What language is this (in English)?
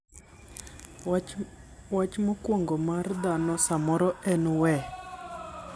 Luo (Kenya and Tanzania)